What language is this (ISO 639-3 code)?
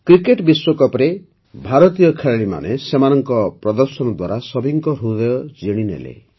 ori